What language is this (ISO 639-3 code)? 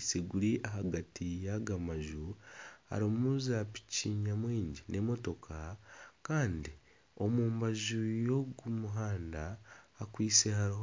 nyn